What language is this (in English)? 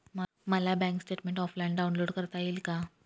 Marathi